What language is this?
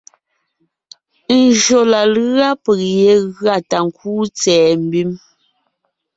Ngiemboon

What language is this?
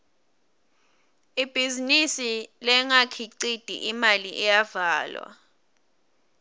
Swati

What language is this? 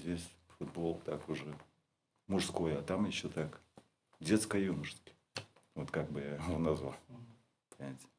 Russian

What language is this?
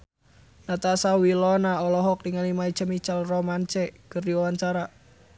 Sundanese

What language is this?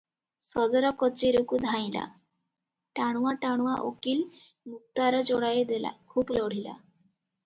Odia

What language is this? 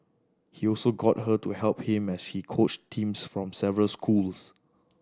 English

